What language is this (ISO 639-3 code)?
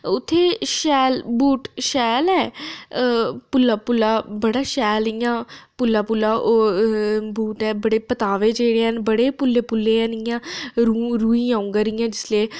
doi